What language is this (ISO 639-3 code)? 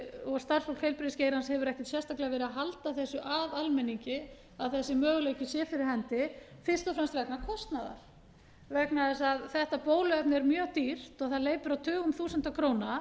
isl